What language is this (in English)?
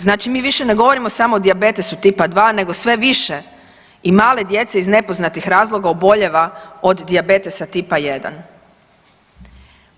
Croatian